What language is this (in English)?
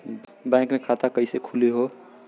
Bhojpuri